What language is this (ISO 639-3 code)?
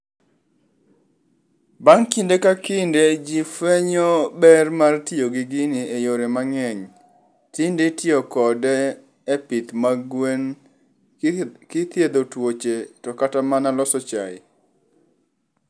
luo